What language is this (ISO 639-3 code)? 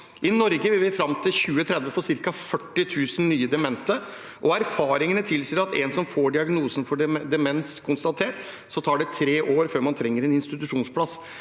nor